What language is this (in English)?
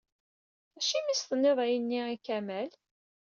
Kabyle